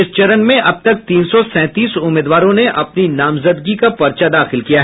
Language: Hindi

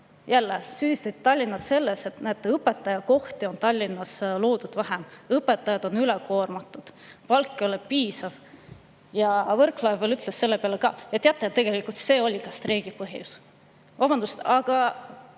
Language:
Estonian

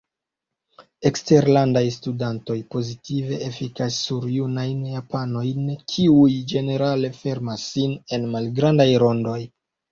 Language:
Esperanto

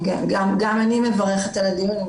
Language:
Hebrew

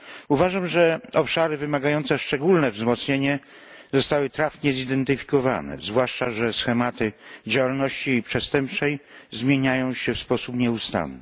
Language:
Polish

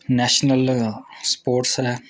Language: Dogri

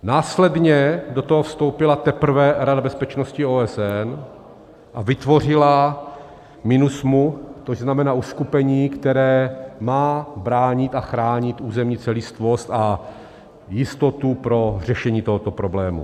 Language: Czech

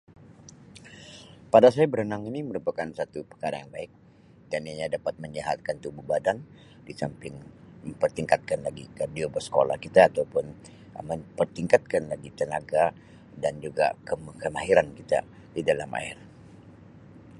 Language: Sabah Malay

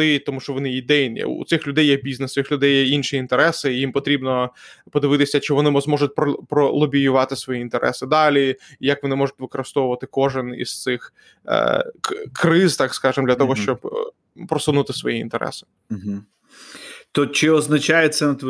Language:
Ukrainian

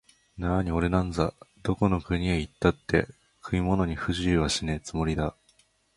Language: Japanese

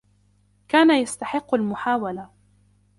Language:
Arabic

